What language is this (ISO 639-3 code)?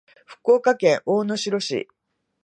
jpn